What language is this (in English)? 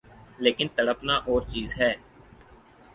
Urdu